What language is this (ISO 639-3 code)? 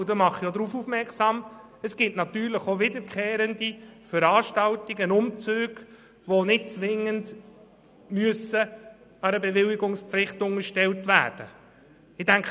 gsw